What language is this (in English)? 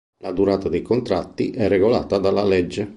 Italian